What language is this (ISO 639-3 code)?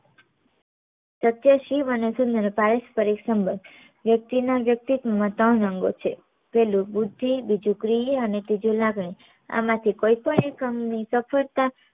guj